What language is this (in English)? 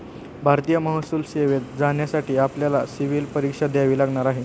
Marathi